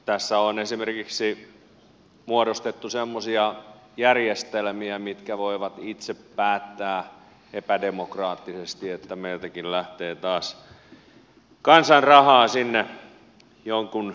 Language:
Finnish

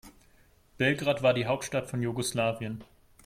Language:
German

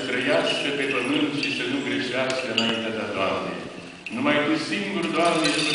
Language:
Romanian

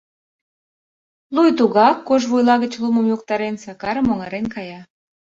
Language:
Mari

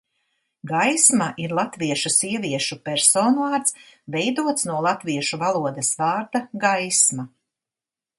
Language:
Latvian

